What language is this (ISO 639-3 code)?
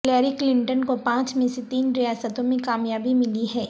urd